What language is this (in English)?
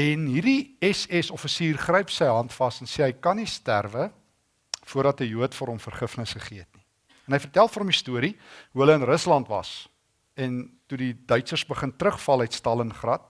Dutch